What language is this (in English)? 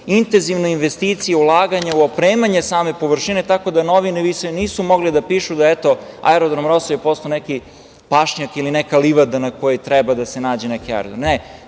Serbian